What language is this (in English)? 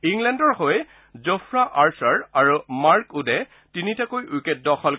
Assamese